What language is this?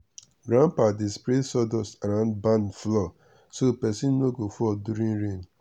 Nigerian Pidgin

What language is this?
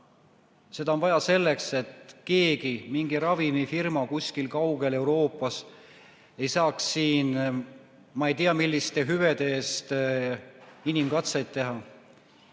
Estonian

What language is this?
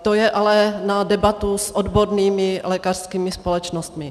Czech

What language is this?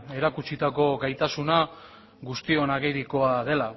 Basque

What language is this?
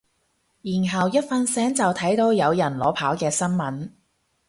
Cantonese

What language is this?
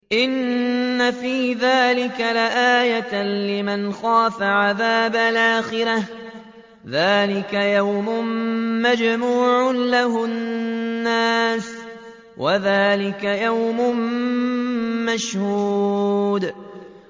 Arabic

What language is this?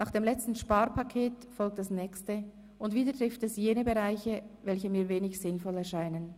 Swiss German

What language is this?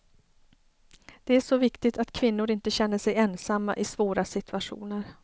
Swedish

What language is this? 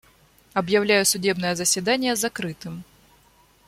Russian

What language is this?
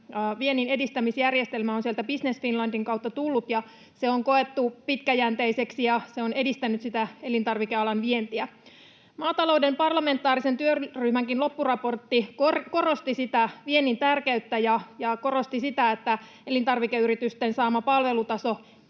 Finnish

